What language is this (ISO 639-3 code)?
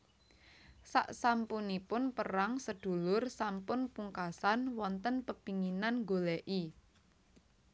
jav